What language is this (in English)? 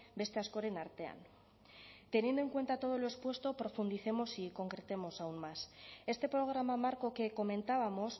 Spanish